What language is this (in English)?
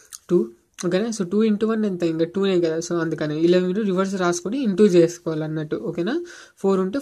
Telugu